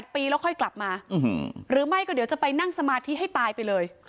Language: Thai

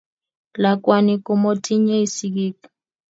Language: Kalenjin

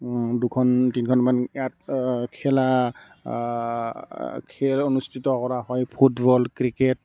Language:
Assamese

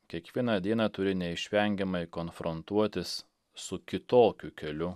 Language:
Lithuanian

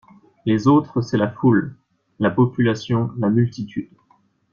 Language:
French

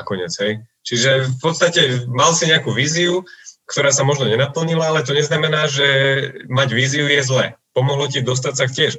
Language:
Slovak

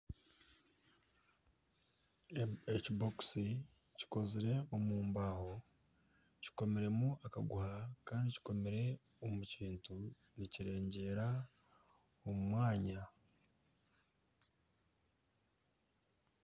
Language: Nyankole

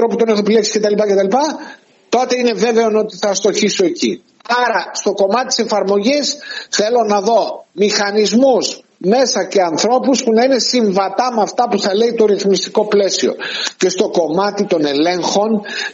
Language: Greek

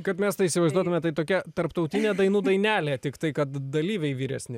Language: Lithuanian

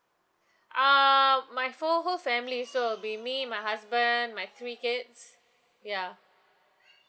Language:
English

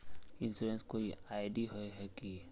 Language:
Magahi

